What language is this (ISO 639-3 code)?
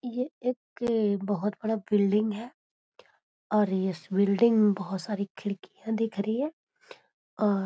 mag